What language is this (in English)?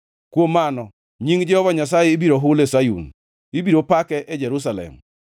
Luo (Kenya and Tanzania)